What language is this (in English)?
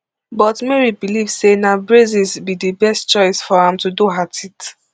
Nigerian Pidgin